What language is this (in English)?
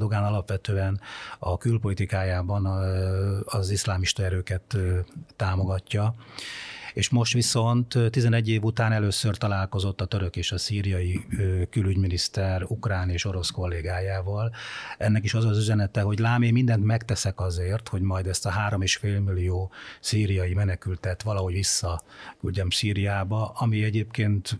Hungarian